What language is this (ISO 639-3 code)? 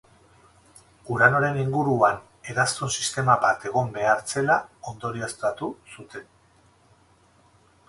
eus